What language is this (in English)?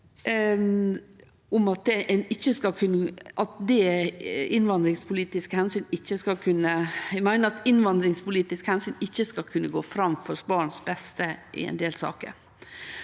Norwegian